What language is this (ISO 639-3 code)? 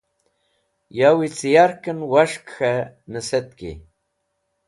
wbl